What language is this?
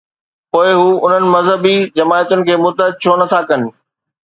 Sindhi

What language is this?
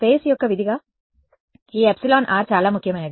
Telugu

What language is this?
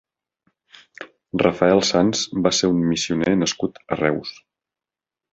Catalan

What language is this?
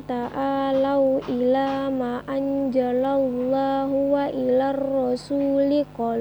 Arabic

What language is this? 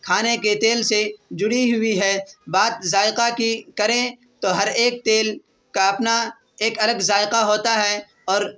Urdu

